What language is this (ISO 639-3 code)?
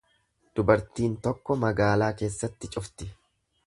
orm